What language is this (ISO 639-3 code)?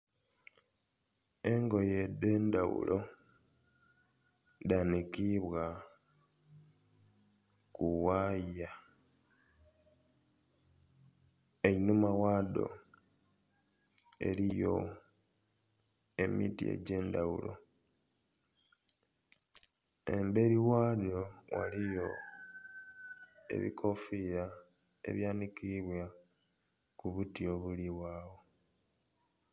xog